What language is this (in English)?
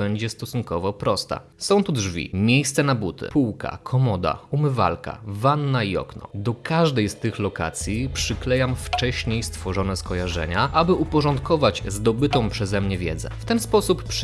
Polish